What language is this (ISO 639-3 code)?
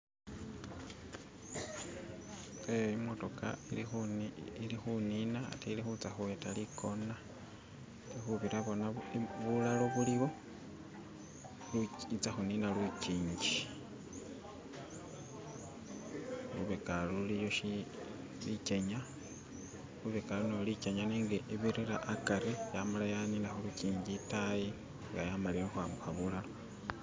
myx